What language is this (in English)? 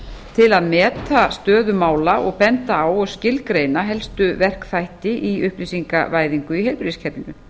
Icelandic